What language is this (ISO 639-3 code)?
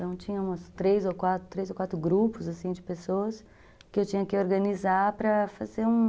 por